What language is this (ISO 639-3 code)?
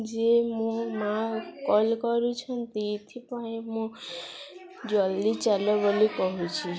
ori